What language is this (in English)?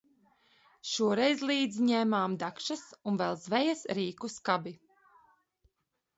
Latvian